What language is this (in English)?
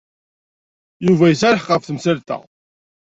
Kabyle